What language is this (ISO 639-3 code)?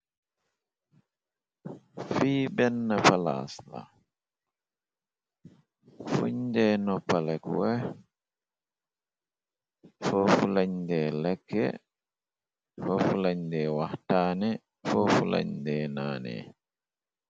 wol